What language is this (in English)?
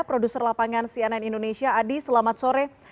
Indonesian